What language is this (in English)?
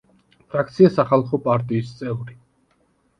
Georgian